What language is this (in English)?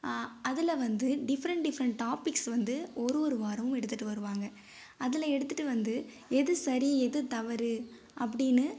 Tamil